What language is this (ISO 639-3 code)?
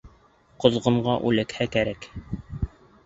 bak